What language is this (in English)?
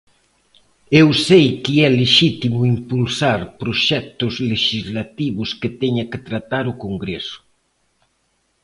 Galician